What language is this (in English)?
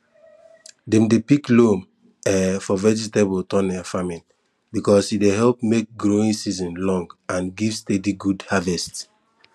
Nigerian Pidgin